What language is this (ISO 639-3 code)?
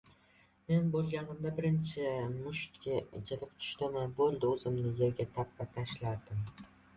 uzb